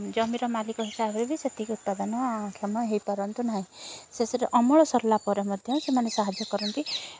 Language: Odia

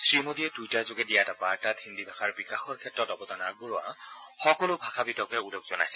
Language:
Assamese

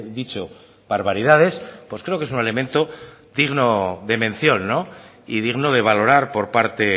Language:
Spanish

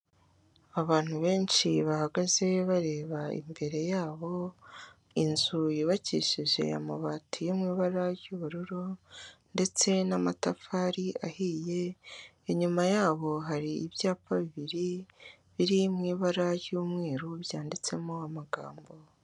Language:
Kinyarwanda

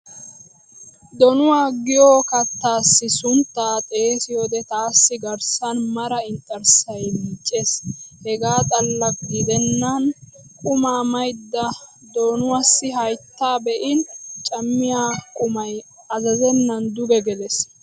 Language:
Wolaytta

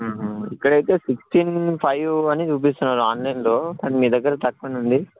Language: Telugu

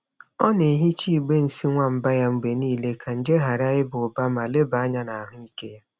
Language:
Igbo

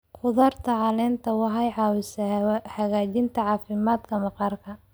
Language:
Somali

